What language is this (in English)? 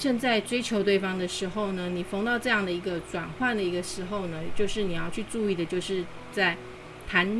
Chinese